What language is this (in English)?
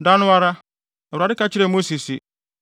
Akan